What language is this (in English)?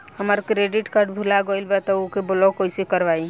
Bhojpuri